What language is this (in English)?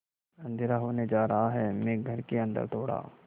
Hindi